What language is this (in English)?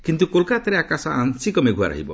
Odia